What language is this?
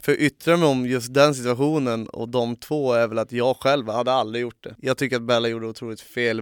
Swedish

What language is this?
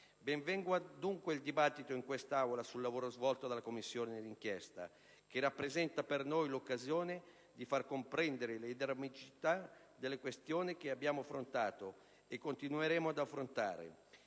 Italian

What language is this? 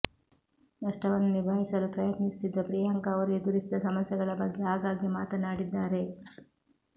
Kannada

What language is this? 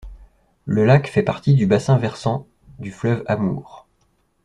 French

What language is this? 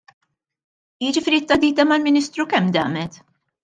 Maltese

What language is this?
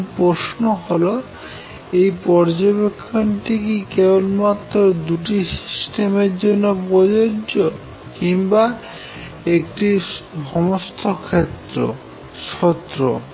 Bangla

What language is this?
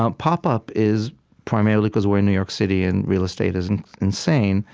English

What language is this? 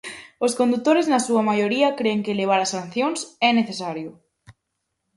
Galician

